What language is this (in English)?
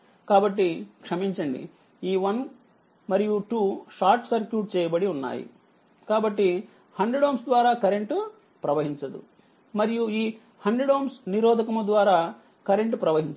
Telugu